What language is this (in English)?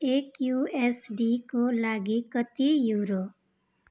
Nepali